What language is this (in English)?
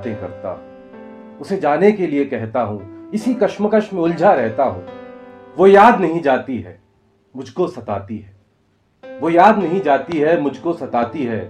Hindi